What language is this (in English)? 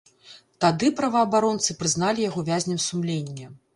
Belarusian